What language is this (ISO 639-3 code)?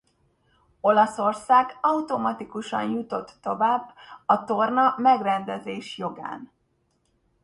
hun